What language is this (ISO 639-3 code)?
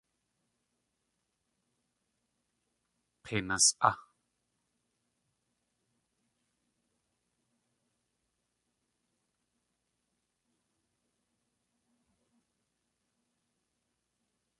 tli